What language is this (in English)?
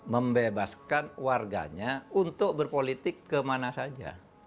Indonesian